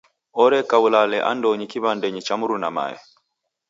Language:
Taita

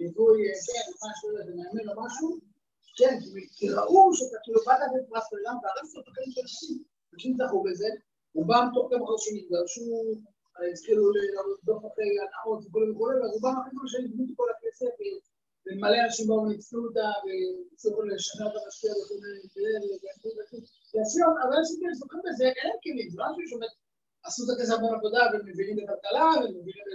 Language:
Hebrew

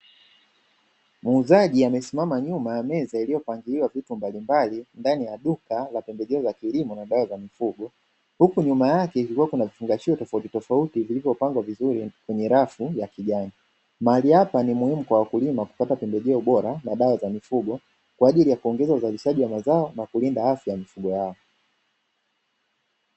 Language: Swahili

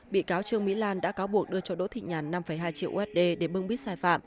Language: Vietnamese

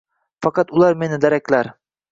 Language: Uzbek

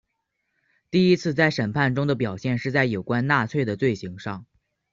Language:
Chinese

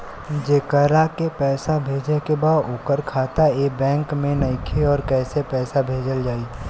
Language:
Bhojpuri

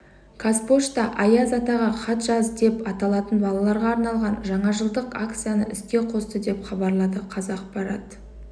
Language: Kazakh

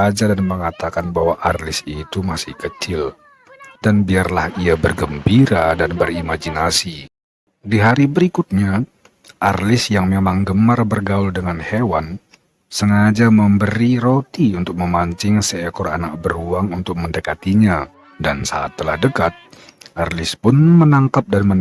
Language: Indonesian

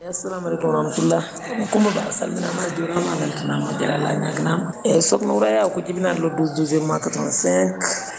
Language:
Fula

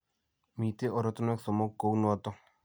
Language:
Kalenjin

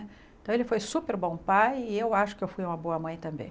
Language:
Portuguese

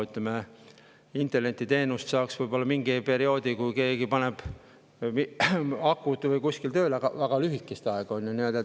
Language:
Estonian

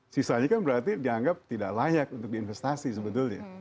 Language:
Indonesian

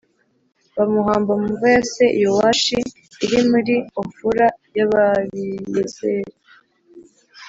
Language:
Kinyarwanda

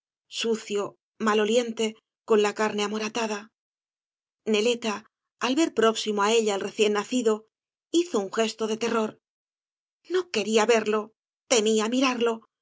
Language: Spanish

